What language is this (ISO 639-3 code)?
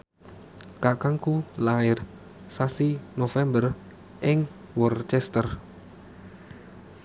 jav